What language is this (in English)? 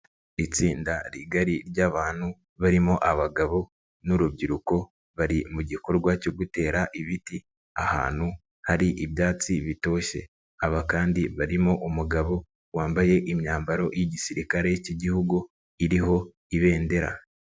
Kinyarwanda